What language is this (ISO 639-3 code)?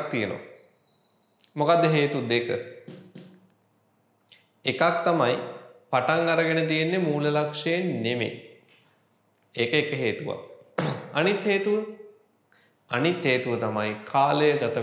hin